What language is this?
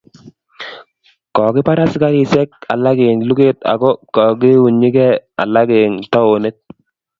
Kalenjin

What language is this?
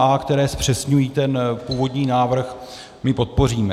Czech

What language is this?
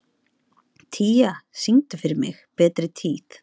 Icelandic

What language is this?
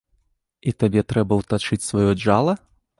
Belarusian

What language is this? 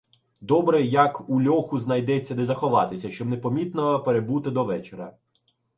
Ukrainian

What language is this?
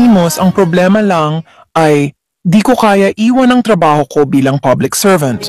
Filipino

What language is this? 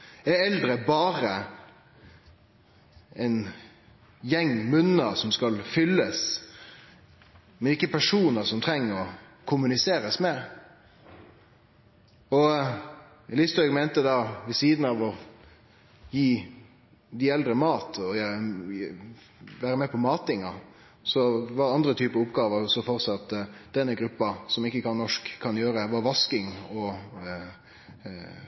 Norwegian Nynorsk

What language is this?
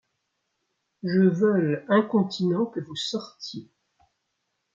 French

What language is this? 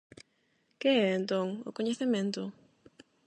Galician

